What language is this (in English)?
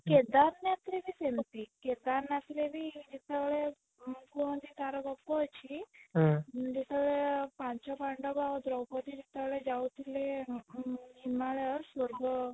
Odia